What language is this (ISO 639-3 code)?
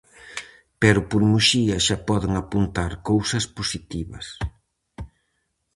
glg